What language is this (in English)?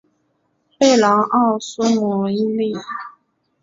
Chinese